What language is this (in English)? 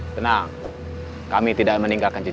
Indonesian